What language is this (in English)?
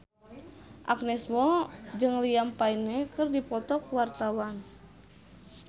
Sundanese